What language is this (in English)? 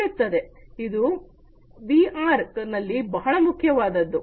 Kannada